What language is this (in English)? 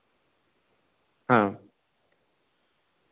Santali